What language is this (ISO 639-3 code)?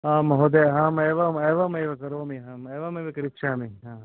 san